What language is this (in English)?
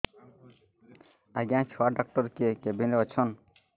Odia